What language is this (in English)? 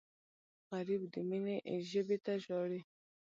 Pashto